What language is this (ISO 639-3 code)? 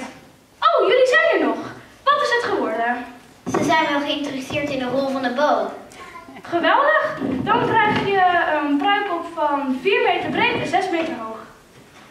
nld